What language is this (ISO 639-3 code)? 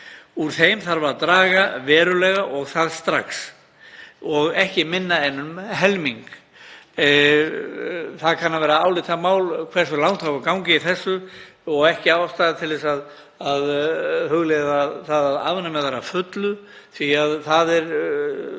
isl